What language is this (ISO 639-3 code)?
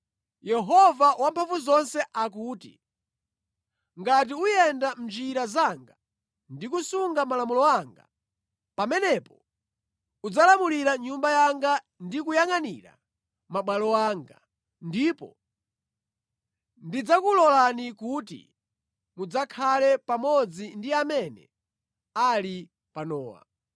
nya